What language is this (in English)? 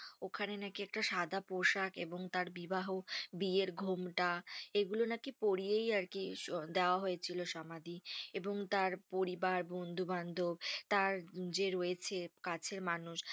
Bangla